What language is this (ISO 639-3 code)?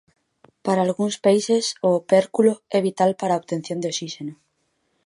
glg